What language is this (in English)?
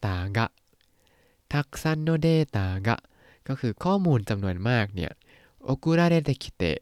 Thai